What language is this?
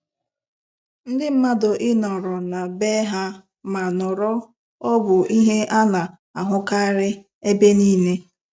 Igbo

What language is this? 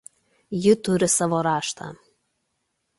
Lithuanian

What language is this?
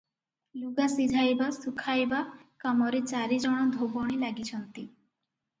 Odia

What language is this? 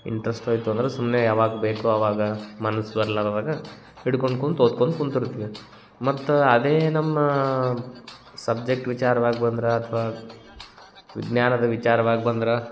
Kannada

